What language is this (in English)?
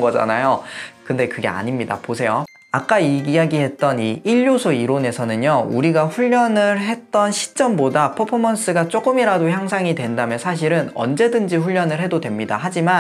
Korean